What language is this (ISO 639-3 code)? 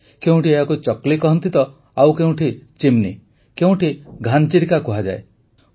ori